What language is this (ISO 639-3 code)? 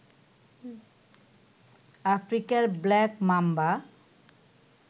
ben